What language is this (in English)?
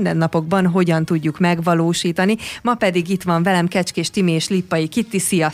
Hungarian